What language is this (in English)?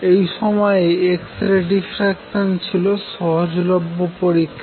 Bangla